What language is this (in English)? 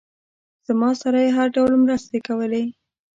Pashto